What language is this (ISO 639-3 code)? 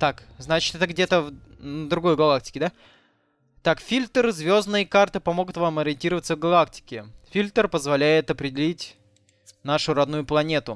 rus